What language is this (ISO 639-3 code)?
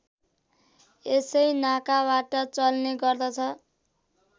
nep